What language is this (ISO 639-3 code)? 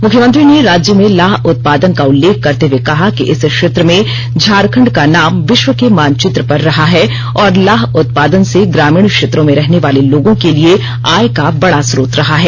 hin